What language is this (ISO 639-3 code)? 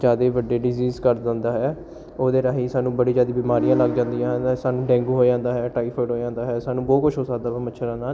pan